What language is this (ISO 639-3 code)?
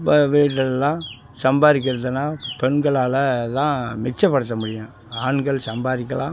tam